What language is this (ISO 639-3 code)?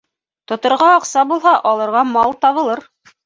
bak